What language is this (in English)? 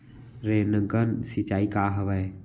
Chhattisgarhi